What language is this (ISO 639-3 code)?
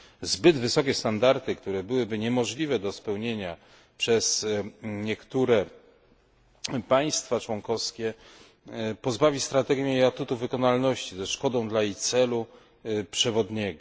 pol